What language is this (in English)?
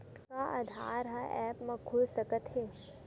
Chhattisgarhi